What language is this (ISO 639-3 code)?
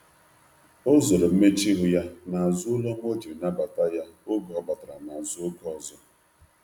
ibo